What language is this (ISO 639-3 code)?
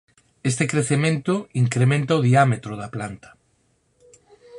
glg